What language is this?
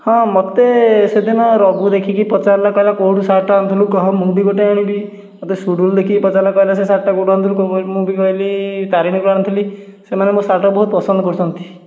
Odia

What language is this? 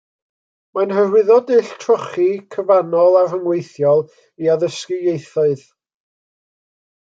Welsh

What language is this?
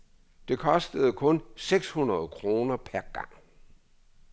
Danish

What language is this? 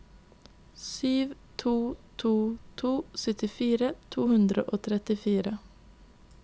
Norwegian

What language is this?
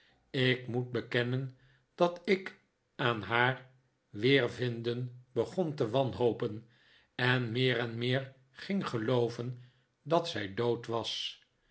Dutch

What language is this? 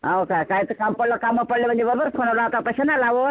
Marathi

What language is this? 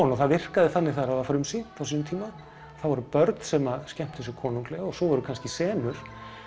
Icelandic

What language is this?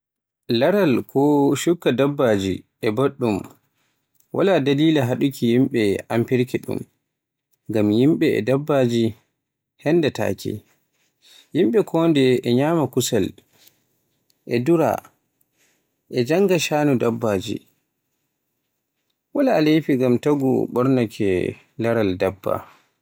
Borgu Fulfulde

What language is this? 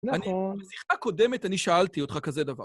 Hebrew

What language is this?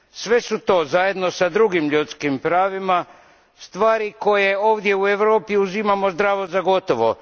Croatian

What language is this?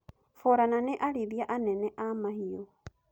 Kikuyu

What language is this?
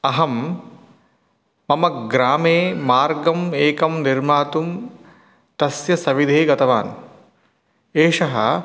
Sanskrit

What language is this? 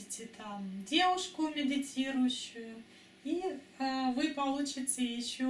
Russian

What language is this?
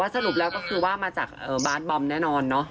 Thai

